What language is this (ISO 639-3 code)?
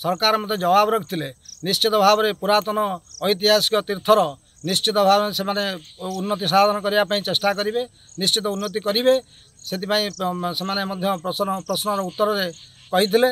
kor